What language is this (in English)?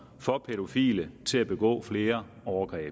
Danish